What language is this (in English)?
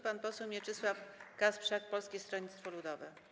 Polish